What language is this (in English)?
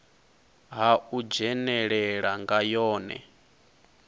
Venda